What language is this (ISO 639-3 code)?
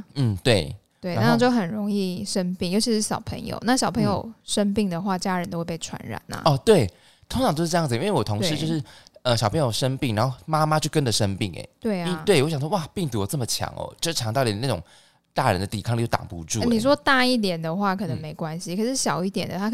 zho